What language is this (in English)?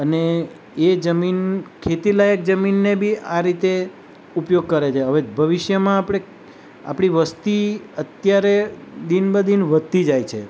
Gujarati